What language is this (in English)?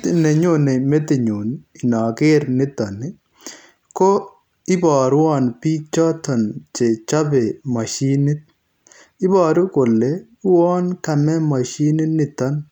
Kalenjin